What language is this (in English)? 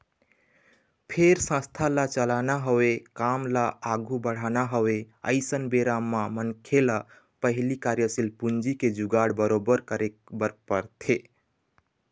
Chhattisgarhi